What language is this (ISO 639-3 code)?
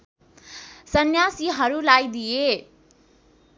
nep